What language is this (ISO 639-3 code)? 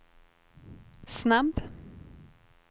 swe